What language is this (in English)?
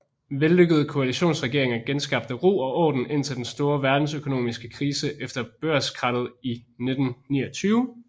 Danish